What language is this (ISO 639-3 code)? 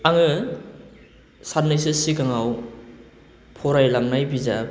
brx